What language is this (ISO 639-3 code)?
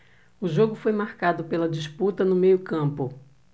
por